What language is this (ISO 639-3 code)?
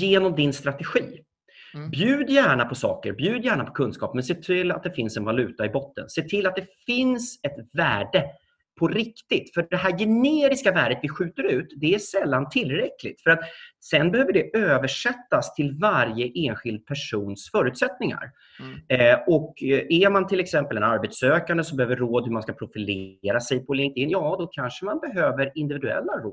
swe